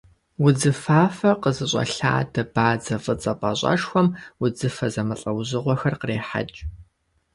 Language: Kabardian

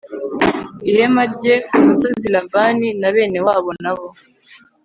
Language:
Kinyarwanda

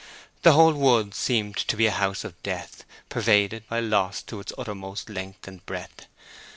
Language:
English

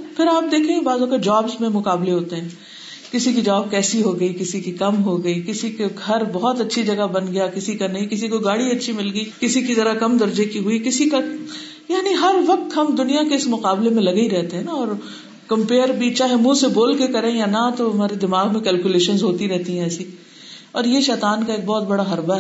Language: Urdu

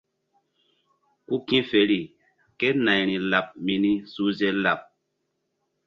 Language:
Mbum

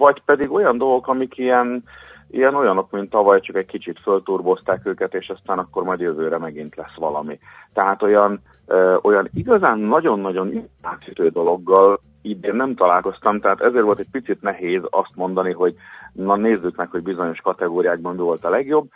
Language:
Hungarian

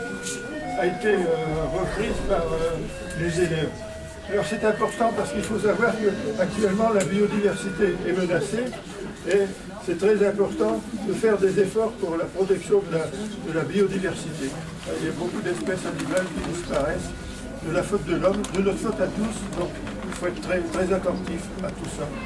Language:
French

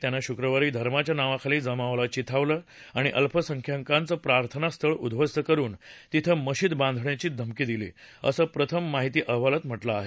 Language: Marathi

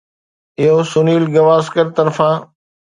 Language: Sindhi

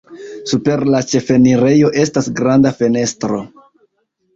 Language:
Esperanto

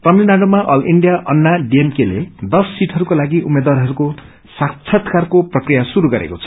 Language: Nepali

